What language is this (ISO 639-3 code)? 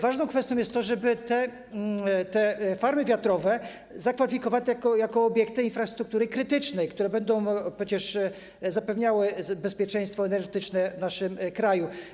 pol